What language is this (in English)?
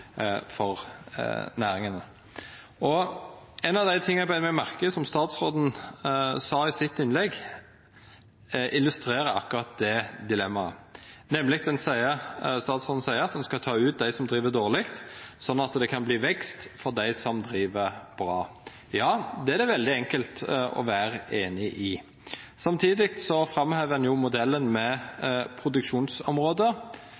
Norwegian Nynorsk